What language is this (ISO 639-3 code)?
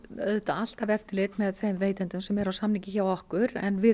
isl